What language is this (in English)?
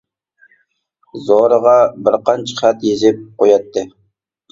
Uyghur